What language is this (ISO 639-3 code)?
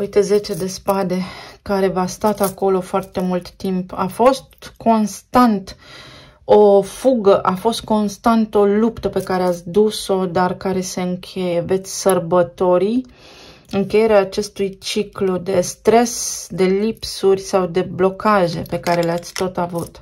ron